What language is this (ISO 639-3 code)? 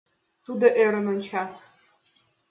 chm